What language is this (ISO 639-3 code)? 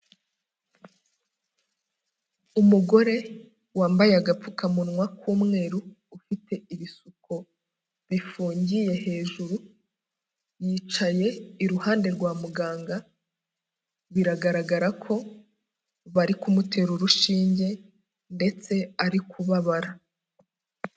kin